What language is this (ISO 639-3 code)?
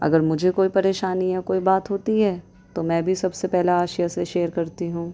urd